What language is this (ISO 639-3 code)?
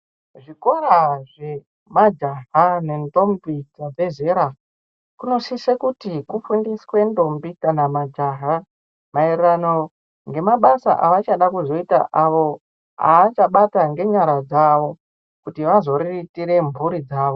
ndc